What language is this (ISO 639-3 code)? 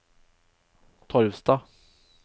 nor